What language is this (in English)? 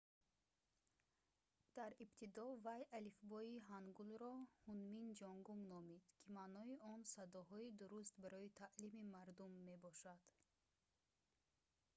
Tajik